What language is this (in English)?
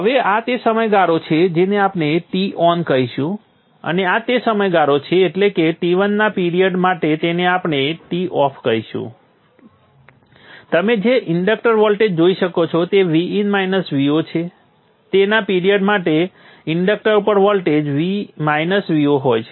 Gujarati